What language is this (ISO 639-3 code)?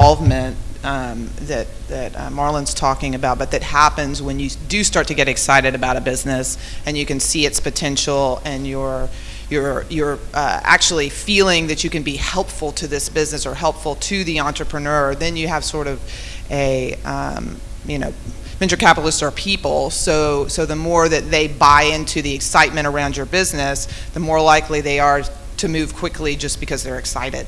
eng